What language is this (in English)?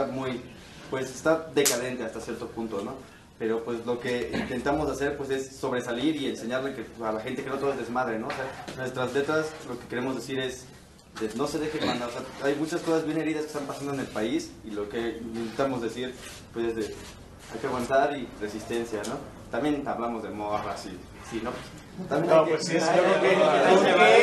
Spanish